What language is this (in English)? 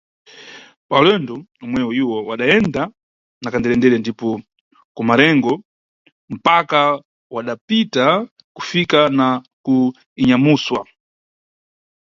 Nyungwe